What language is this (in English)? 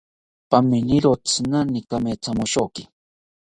South Ucayali Ashéninka